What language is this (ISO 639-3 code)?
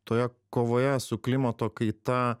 lit